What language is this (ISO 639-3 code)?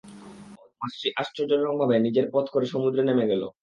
ben